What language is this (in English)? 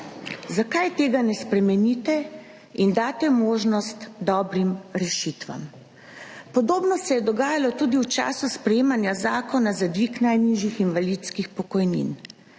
Slovenian